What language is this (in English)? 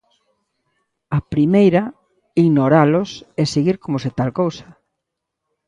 Galician